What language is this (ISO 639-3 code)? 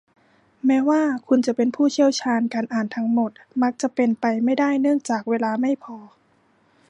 tha